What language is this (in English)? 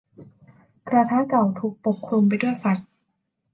Thai